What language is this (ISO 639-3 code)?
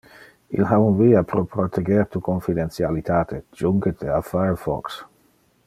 ina